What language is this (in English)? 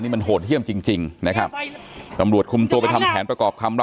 Thai